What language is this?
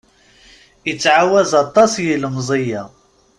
Kabyle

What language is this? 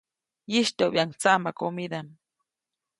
Copainalá Zoque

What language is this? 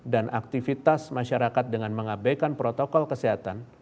Indonesian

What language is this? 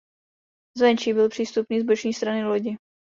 Czech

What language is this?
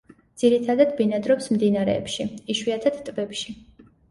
Georgian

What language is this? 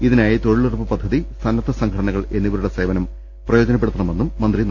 Malayalam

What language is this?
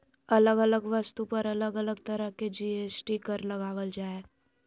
Magahi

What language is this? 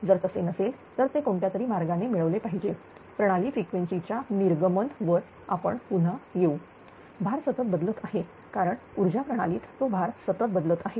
Marathi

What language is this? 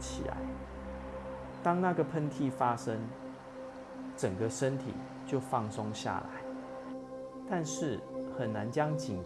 Chinese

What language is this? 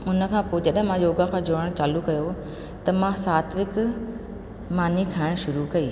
Sindhi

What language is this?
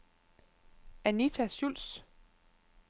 Danish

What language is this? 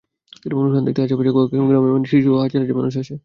Bangla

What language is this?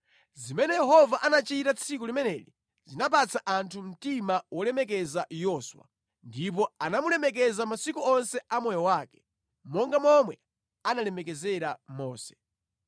Nyanja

